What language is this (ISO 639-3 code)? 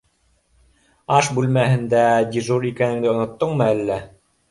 bak